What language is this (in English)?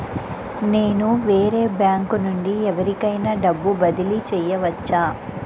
Telugu